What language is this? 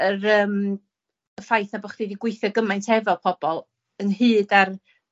Welsh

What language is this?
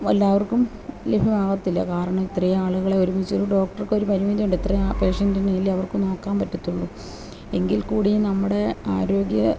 Malayalam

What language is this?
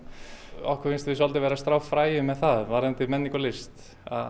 Icelandic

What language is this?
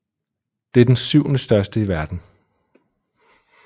Danish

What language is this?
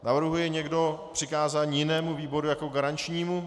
Czech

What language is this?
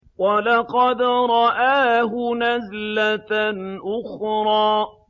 Arabic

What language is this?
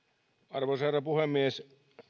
Finnish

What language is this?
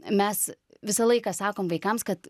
Lithuanian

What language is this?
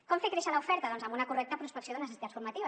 Catalan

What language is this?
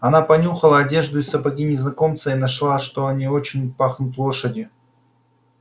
Russian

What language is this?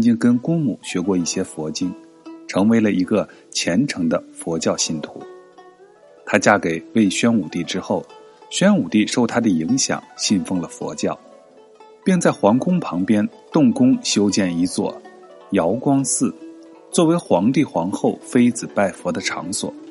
Chinese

